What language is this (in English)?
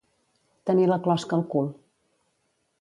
Catalan